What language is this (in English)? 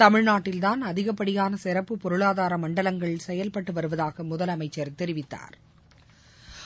Tamil